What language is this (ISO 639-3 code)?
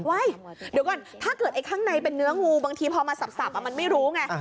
tha